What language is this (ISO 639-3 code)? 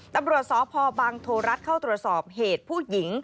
tha